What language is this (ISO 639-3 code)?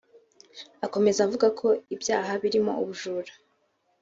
kin